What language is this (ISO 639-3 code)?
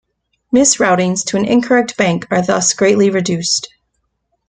eng